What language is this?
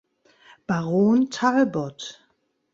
German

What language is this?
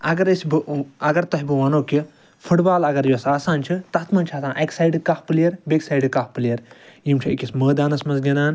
Kashmiri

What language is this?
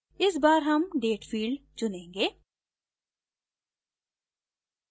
Hindi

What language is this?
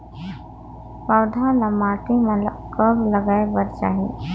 Chhattisgarhi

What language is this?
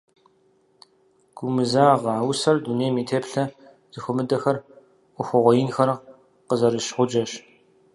Kabardian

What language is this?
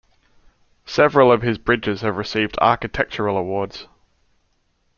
English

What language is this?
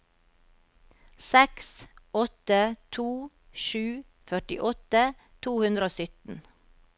Norwegian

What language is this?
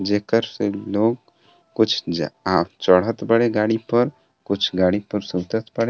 Bhojpuri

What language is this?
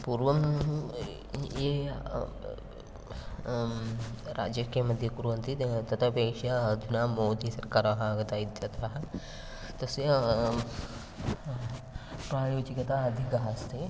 Sanskrit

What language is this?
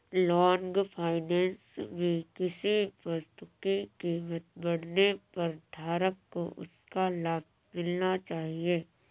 Hindi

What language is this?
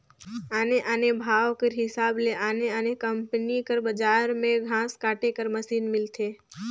Chhattisgarhi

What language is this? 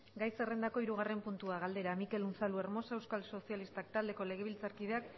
Basque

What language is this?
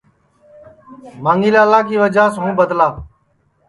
Sansi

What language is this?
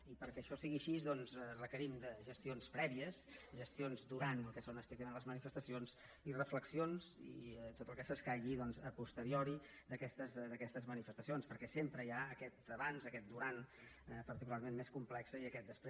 Catalan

